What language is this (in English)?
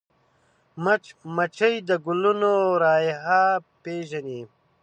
Pashto